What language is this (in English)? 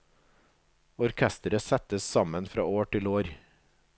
Norwegian